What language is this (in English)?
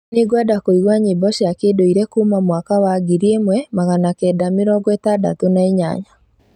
Kikuyu